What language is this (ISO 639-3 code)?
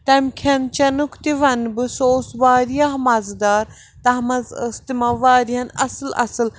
kas